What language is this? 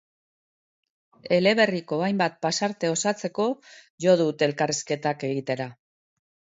Basque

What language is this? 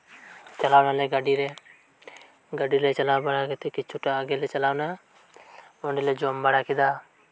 Santali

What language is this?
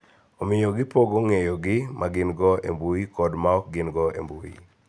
Luo (Kenya and Tanzania)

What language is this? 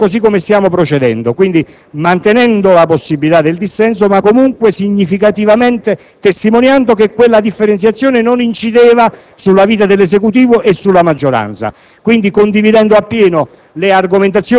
Italian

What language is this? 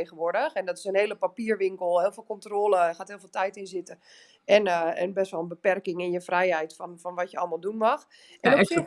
Dutch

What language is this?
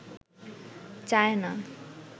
Bangla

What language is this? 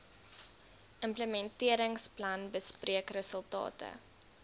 Afrikaans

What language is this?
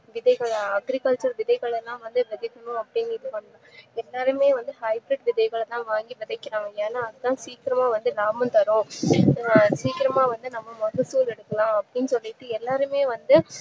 Tamil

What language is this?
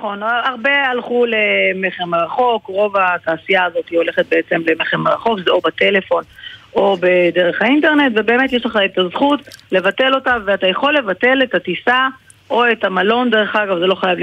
Hebrew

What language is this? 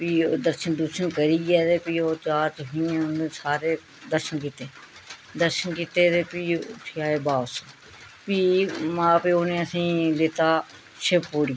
Dogri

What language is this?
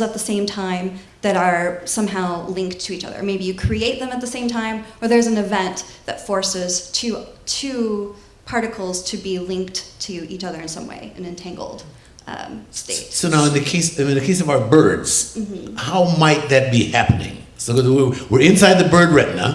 English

